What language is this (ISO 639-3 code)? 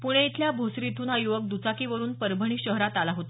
mar